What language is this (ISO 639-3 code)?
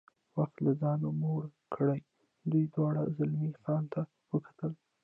pus